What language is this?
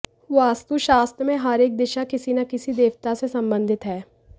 Hindi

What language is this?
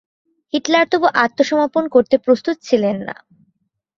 Bangla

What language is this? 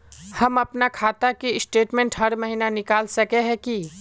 Magahi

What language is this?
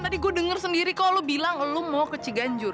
Indonesian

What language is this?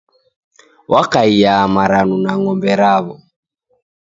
Taita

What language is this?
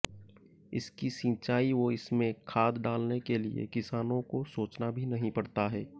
Hindi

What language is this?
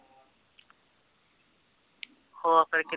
Punjabi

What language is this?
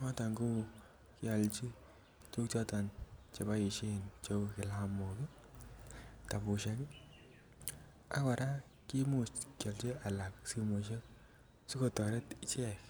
Kalenjin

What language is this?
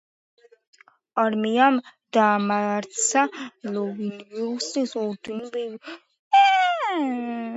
Georgian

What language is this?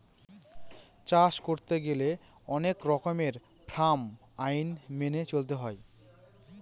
Bangla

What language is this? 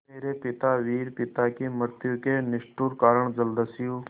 Hindi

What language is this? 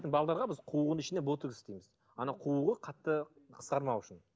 Kazakh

